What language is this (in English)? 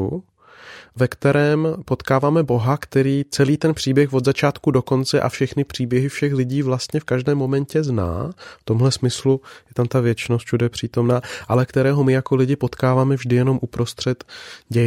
Czech